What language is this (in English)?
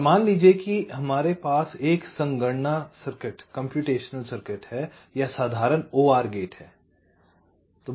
Hindi